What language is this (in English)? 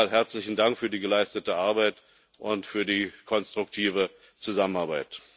German